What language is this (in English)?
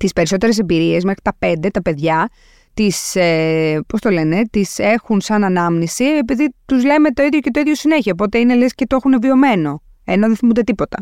Greek